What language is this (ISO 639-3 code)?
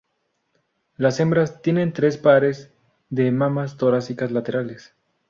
spa